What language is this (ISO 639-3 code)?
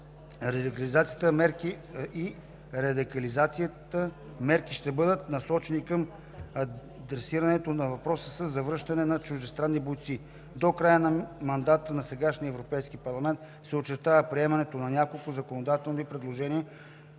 bul